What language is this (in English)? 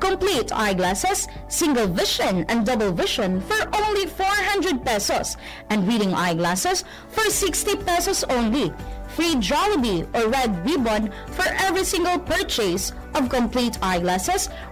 Filipino